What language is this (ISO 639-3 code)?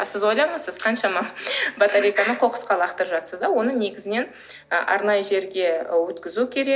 kaz